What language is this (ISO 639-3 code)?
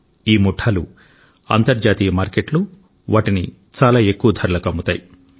tel